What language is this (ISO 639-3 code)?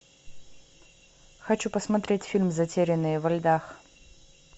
rus